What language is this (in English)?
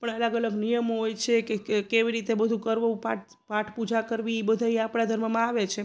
Gujarati